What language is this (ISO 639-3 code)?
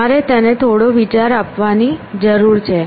guj